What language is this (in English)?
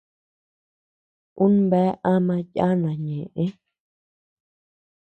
Tepeuxila Cuicatec